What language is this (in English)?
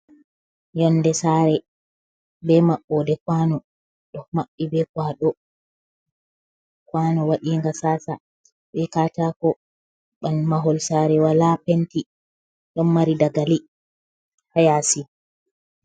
Fula